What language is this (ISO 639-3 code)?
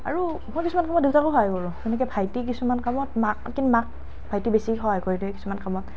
asm